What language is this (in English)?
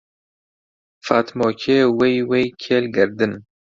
Central Kurdish